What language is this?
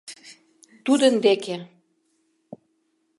Mari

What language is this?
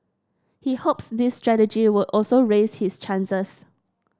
English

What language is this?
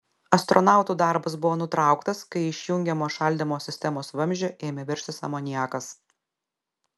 Lithuanian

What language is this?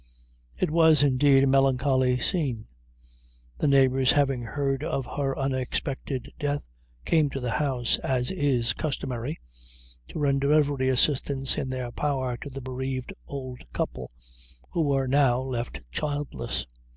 English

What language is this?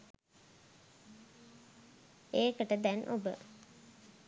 Sinhala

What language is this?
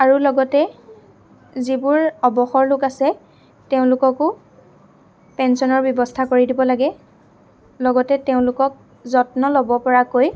Assamese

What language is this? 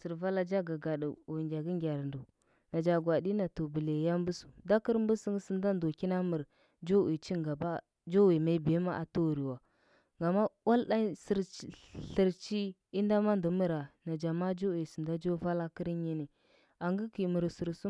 Huba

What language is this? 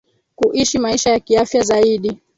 Swahili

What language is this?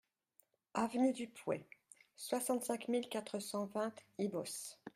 French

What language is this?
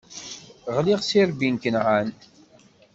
Kabyle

